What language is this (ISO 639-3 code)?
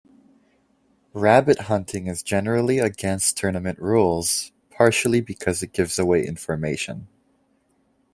eng